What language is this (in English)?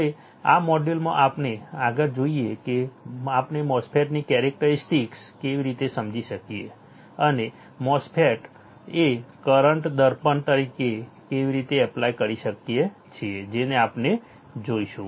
Gujarati